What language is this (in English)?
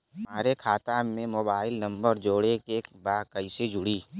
Bhojpuri